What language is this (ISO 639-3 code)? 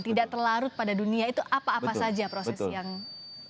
ind